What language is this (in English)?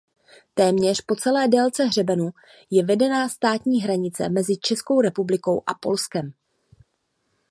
Czech